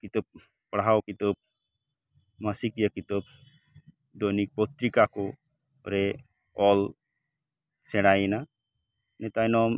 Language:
Santali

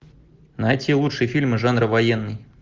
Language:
Russian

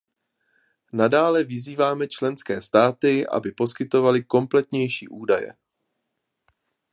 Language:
Czech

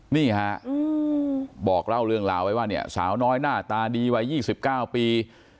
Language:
Thai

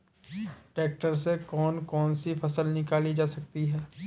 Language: Hindi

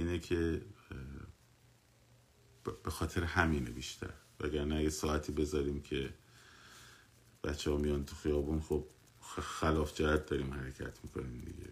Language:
Persian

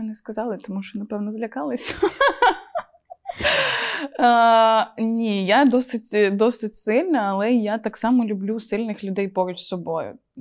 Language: Ukrainian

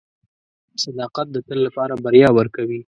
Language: Pashto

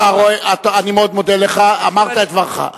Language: Hebrew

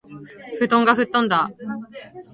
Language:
Japanese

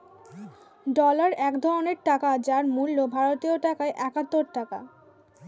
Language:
Bangla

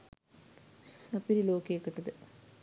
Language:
Sinhala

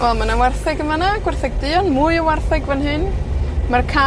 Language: Welsh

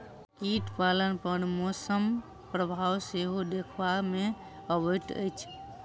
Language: Maithili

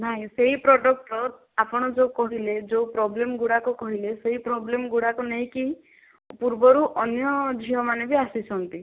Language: Odia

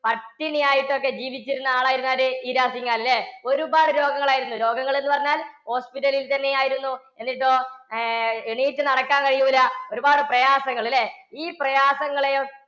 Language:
Malayalam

